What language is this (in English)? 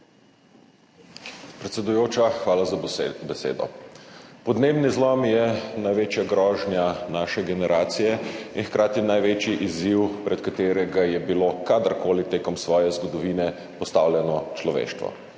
Slovenian